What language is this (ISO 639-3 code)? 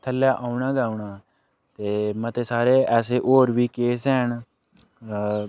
doi